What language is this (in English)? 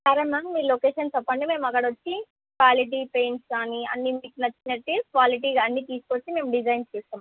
Telugu